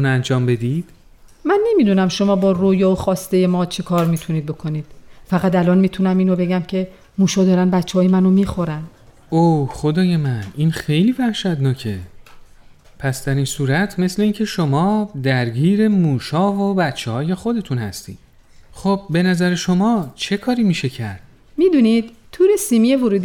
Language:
Persian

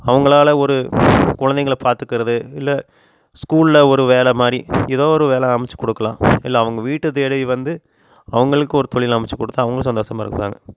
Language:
Tamil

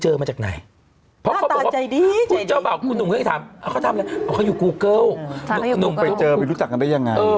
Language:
Thai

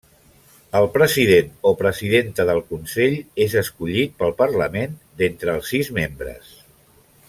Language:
Catalan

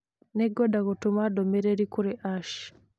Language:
Kikuyu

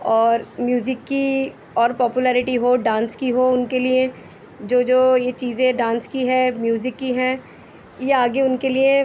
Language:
Urdu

